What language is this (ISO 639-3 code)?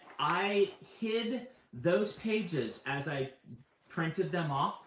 eng